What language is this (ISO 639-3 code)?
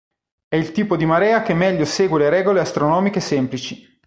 ita